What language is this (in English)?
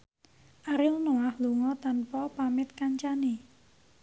Javanese